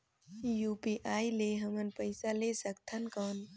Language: Chhattisgarhi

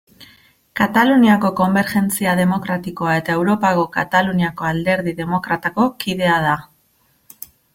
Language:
Basque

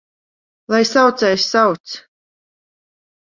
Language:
Latvian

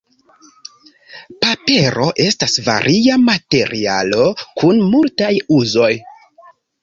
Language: Esperanto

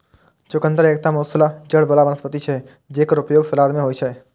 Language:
Maithili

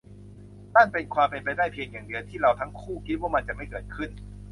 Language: Thai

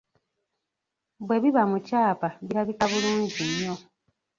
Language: Ganda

